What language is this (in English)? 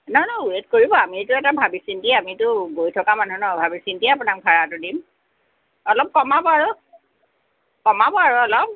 Assamese